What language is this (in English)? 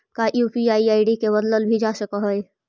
Magahi